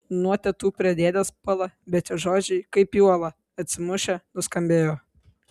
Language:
Lithuanian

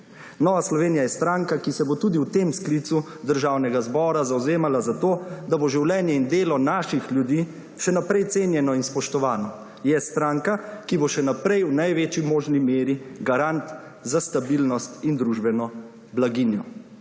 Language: Slovenian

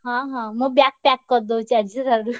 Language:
Odia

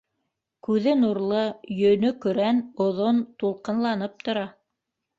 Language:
Bashkir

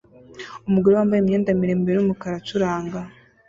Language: Kinyarwanda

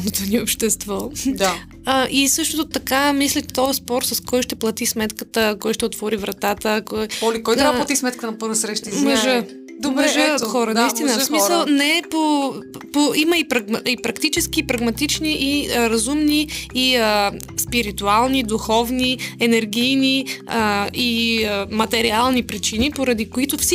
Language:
Bulgarian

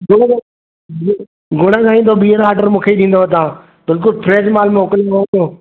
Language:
Sindhi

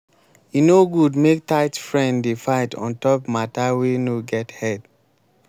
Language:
Nigerian Pidgin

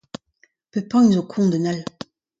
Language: Breton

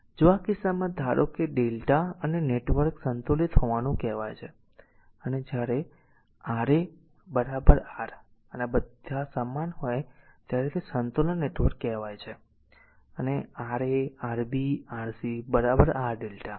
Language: Gujarati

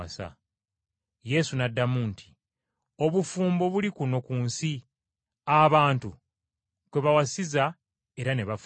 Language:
Ganda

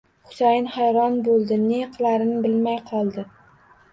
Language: Uzbek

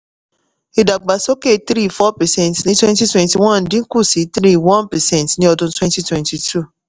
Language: Yoruba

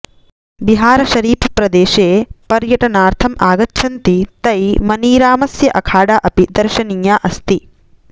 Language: Sanskrit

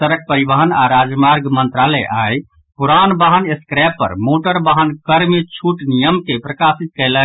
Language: Maithili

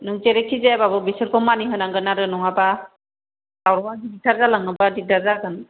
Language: Bodo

